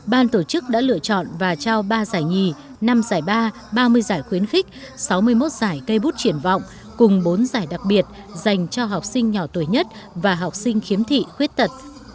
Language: Vietnamese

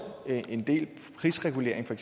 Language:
Danish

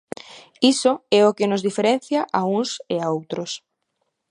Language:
Galician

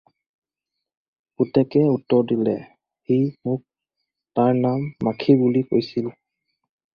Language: Assamese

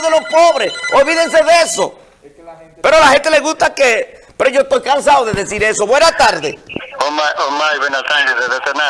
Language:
Spanish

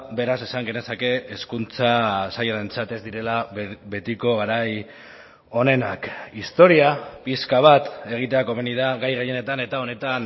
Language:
Basque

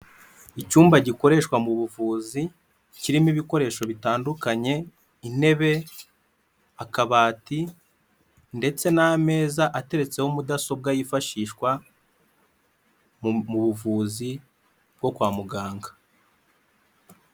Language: Kinyarwanda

